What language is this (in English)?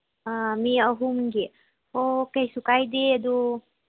Manipuri